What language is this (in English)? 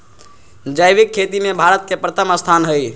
Magahi